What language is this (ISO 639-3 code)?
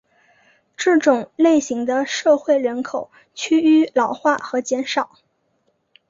zho